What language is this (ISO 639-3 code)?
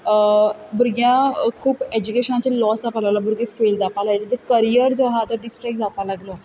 kok